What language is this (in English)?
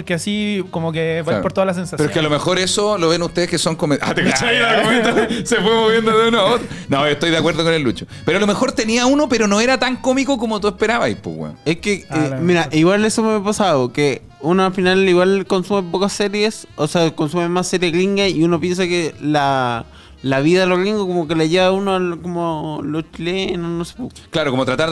Spanish